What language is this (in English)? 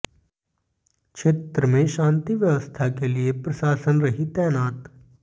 Hindi